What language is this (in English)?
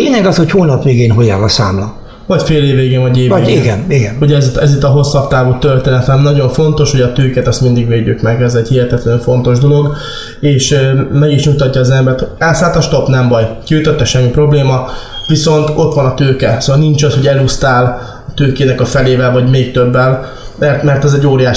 Hungarian